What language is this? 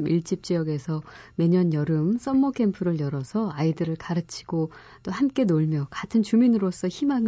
Korean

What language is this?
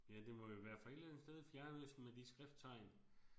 Danish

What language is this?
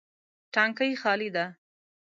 Pashto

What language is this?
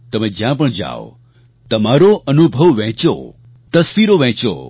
Gujarati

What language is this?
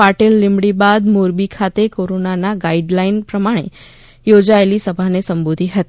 Gujarati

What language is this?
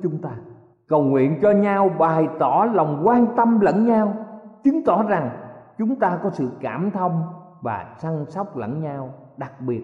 Vietnamese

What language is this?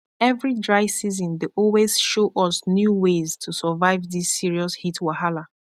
Nigerian Pidgin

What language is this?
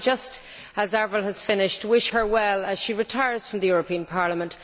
English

